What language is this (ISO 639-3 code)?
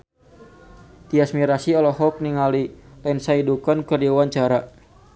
sun